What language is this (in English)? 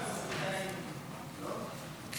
Hebrew